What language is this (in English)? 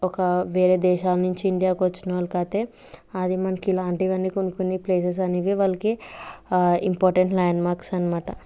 Telugu